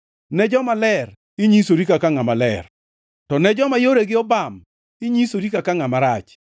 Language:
Luo (Kenya and Tanzania)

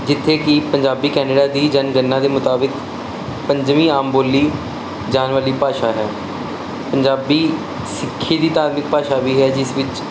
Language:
Punjabi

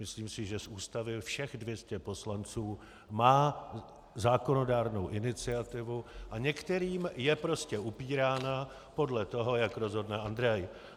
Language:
Czech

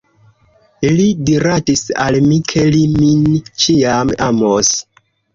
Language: Esperanto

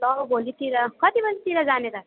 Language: Nepali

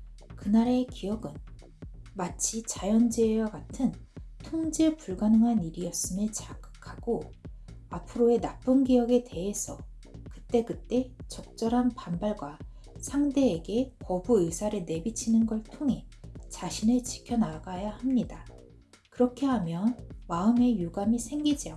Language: Korean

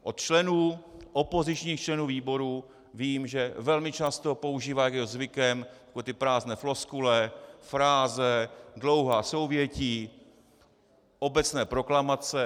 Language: Czech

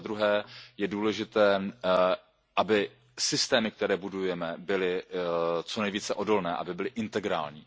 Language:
Czech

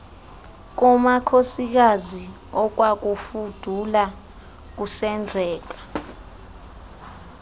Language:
Xhosa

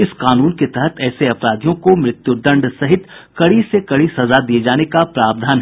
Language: Hindi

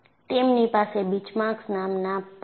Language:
Gujarati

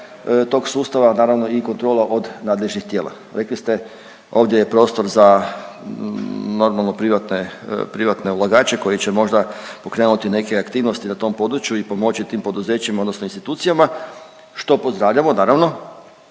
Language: Croatian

